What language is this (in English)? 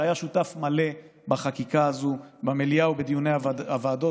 Hebrew